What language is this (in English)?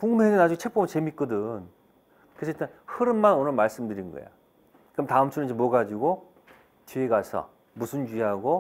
Korean